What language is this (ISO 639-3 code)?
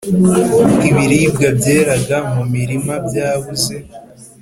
kin